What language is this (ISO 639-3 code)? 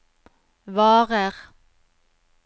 nor